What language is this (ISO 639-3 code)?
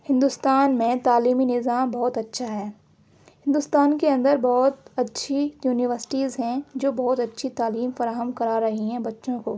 urd